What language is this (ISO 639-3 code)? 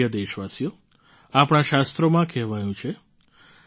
guj